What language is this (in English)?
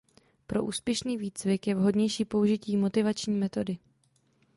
Czech